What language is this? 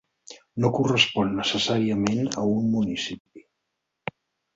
Catalan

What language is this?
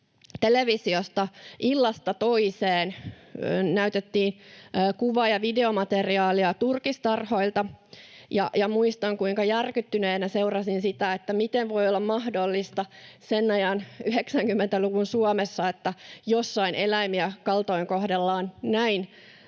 Finnish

